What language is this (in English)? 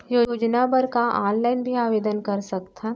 Chhattisgarhi